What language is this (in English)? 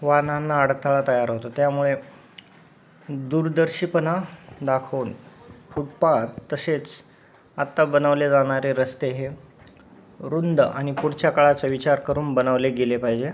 Marathi